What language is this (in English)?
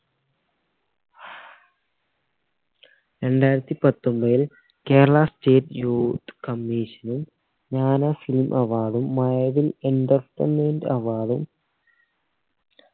Malayalam